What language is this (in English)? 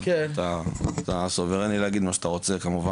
Hebrew